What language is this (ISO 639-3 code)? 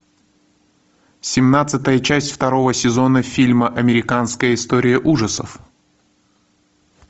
rus